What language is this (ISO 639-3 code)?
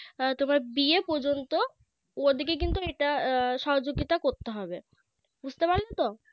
ben